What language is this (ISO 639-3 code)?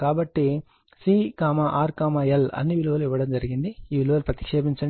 tel